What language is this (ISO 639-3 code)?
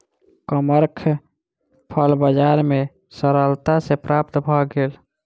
mai